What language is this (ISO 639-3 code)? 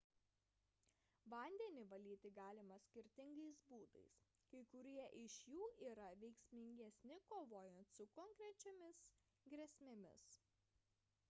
lit